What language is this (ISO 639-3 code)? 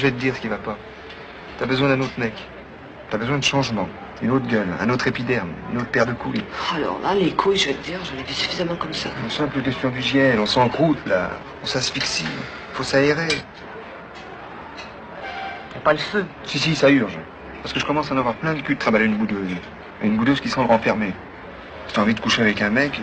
fra